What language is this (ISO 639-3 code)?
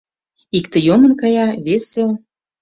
chm